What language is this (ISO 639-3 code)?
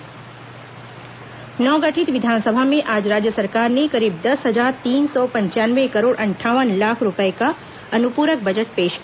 hin